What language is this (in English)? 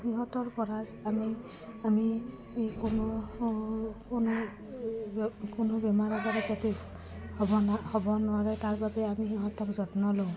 Assamese